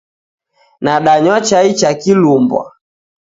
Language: Taita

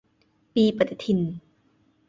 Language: Thai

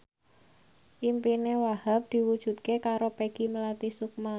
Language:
Javanese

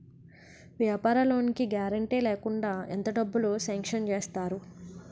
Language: Telugu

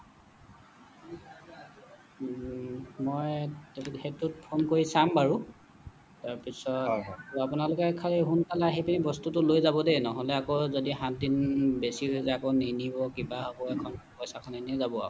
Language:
Assamese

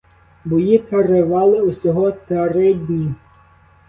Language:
Ukrainian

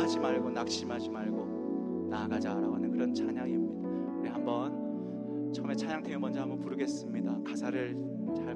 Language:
Korean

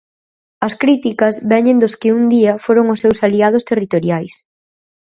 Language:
Galician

